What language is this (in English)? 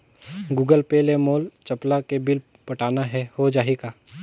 Chhattisgarhi